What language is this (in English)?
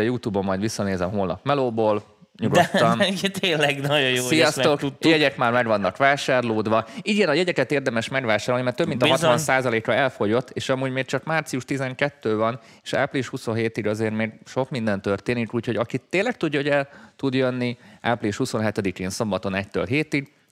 Hungarian